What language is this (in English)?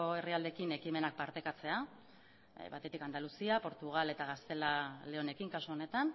Basque